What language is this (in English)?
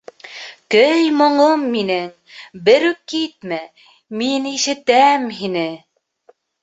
Bashkir